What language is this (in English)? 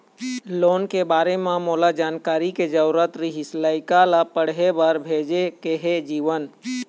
Chhattisgarhi